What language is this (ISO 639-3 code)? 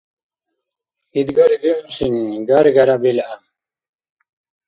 dar